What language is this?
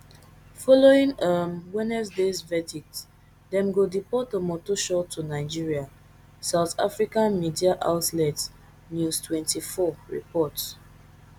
Nigerian Pidgin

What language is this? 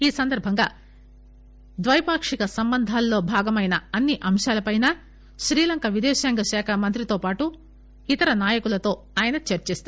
Telugu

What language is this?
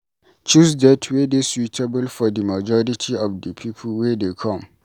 Nigerian Pidgin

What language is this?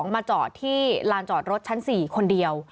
Thai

